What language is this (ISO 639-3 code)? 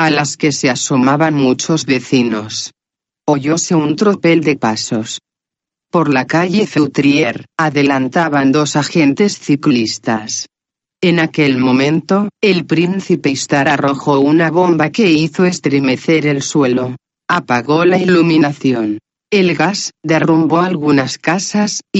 spa